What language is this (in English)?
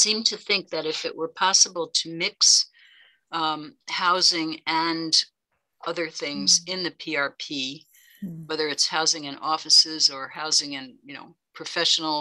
English